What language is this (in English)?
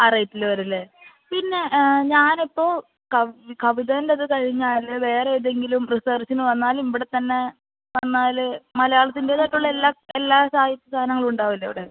Malayalam